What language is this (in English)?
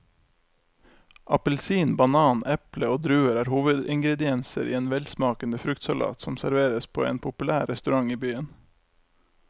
Norwegian